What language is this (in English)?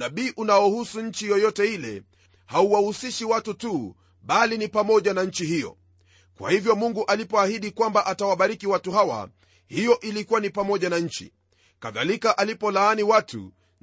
Swahili